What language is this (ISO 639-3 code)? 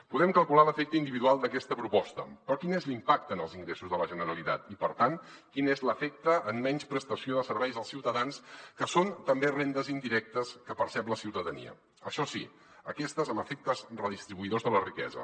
cat